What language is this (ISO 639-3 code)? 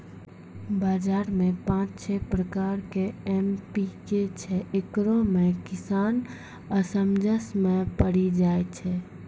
mai